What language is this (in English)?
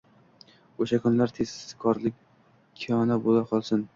Uzbek